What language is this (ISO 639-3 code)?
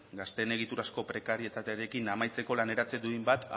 eus